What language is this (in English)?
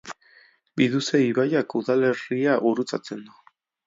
Basque